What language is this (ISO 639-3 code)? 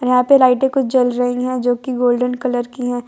hin